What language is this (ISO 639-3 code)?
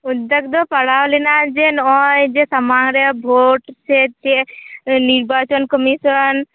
sat